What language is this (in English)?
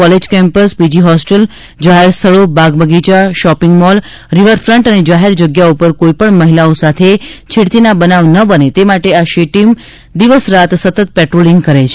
Gujarati